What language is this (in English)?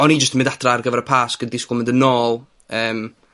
Welsh